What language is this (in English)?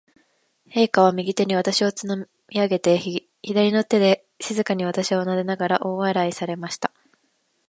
Japanese